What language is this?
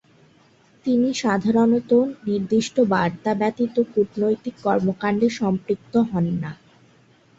Bangla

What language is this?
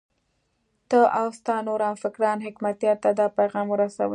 Pashto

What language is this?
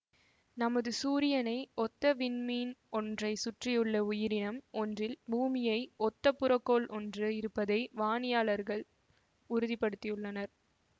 Tamil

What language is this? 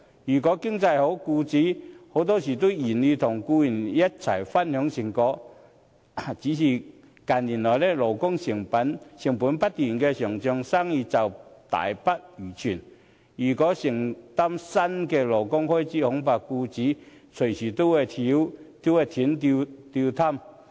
Cantonese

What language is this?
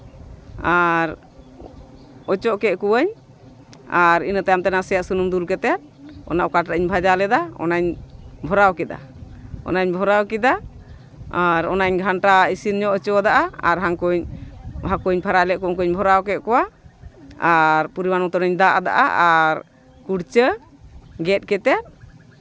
Santali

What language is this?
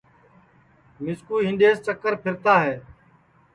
Sansi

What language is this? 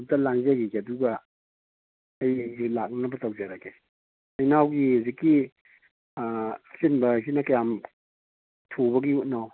Manipuri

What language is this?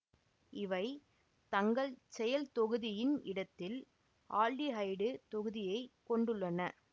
Tamil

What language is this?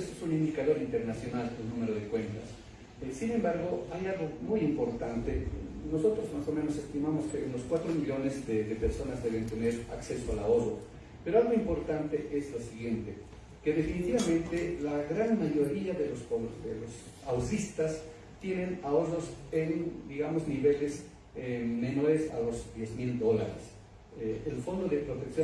Spanish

